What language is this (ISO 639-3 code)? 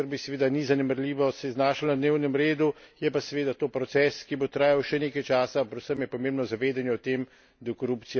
slv